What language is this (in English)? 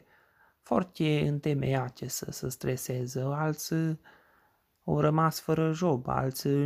Romanian